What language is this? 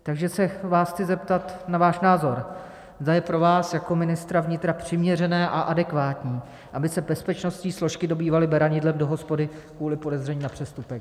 Czech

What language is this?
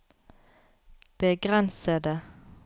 Norwegian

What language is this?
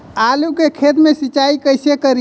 Bhojpuri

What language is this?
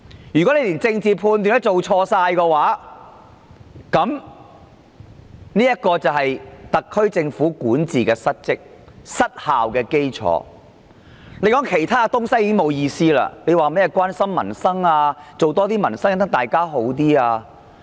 Cantonese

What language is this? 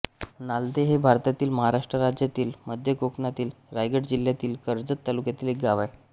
Marathi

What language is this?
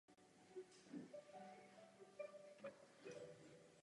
Czech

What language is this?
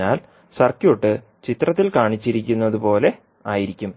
Malayalam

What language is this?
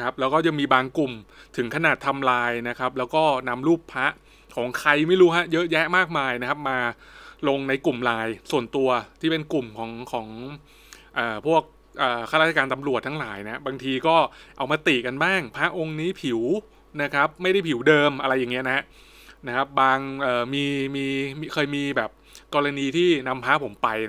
Thai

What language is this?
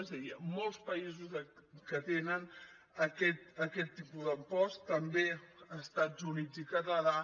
Catalan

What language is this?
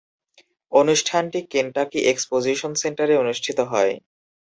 Bangla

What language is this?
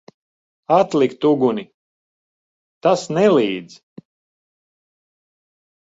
Latvian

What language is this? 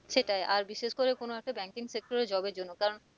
Bangla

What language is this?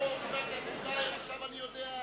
Hebrew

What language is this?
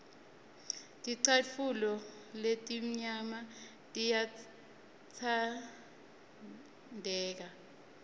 Swati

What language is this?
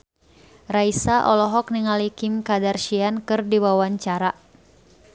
Sundanese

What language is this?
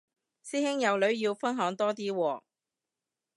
Cantonese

